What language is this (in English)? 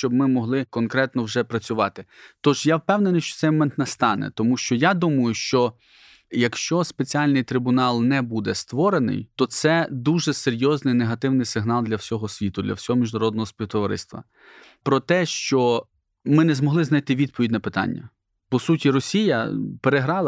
Ukrainian